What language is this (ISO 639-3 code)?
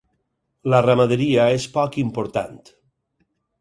cat